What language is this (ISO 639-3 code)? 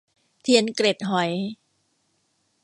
tha